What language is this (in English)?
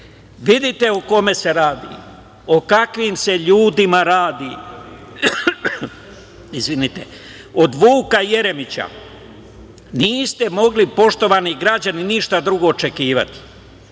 Serbian